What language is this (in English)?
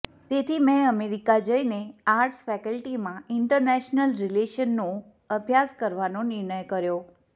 Gujarati